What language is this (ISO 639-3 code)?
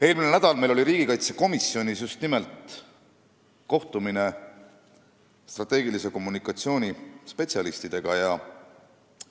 est